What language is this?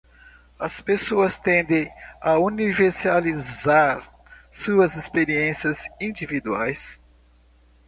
Portuguese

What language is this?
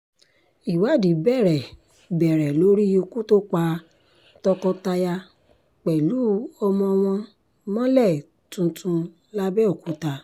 Yoruba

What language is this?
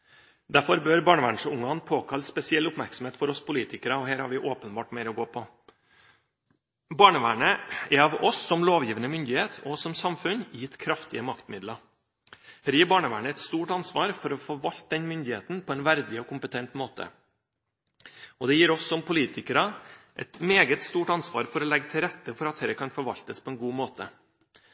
Norwegian Bokmål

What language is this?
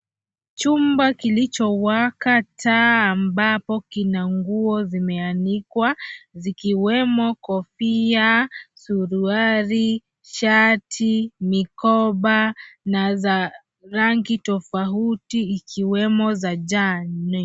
Swahili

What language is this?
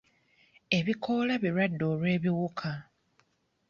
Ganda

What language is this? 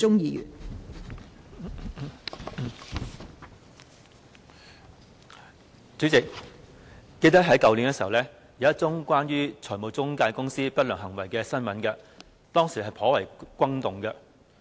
Cantonese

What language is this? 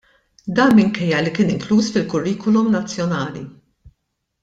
Maltese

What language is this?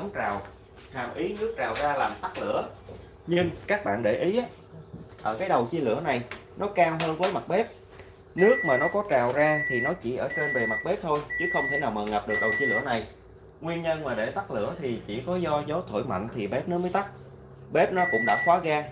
Vietnamese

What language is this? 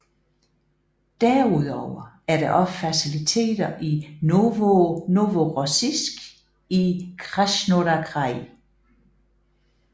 Danish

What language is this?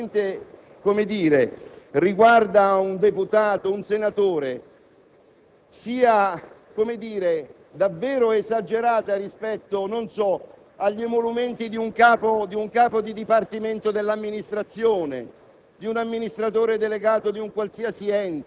Italian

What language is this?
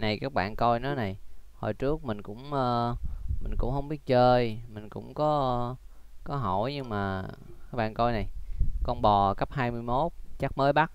Vietnamese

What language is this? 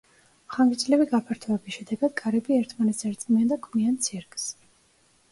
Georgian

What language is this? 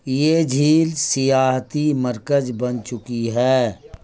Urdu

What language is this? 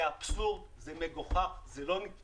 Hebrew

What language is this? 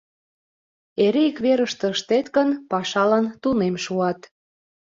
Mari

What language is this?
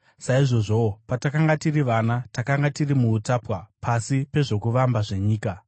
Shona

